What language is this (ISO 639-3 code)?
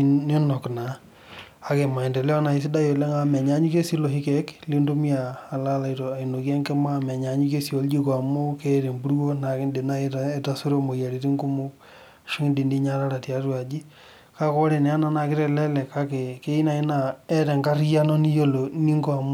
mas